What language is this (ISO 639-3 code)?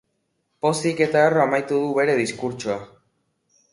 eus